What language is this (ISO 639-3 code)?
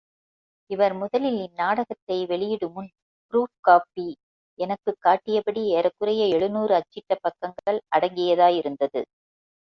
tam